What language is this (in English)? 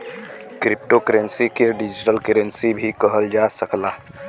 Bhojpuri